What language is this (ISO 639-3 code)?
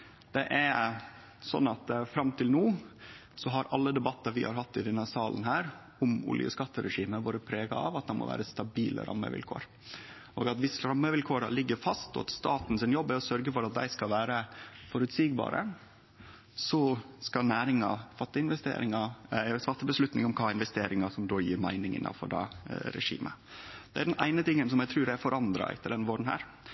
nno